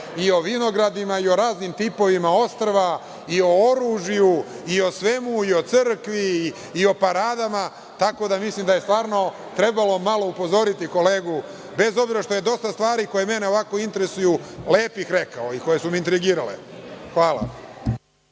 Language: Serbian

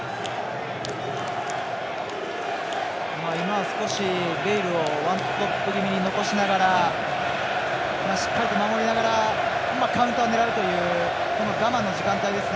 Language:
Japanese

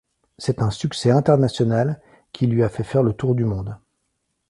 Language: French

